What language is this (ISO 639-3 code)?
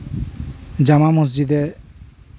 sat